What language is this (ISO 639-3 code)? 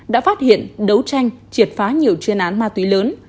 vie